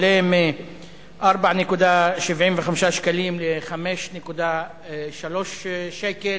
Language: Hebrew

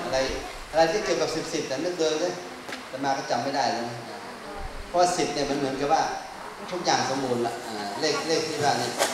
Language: Thai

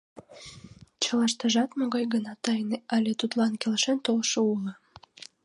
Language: Mari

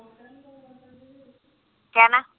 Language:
Punjabi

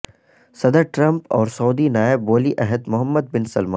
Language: Urdu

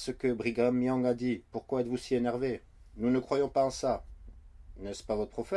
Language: French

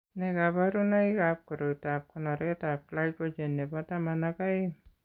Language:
Kalenjin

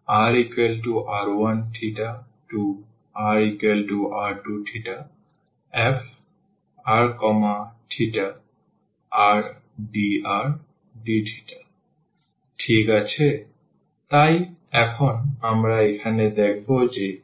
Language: Bangla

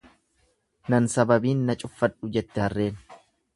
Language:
Oromo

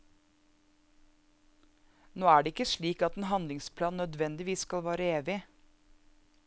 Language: Norwegian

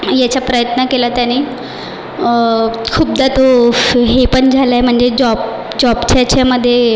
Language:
Marathi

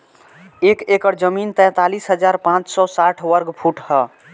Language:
Bhojpuri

